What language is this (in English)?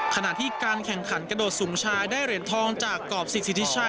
Thai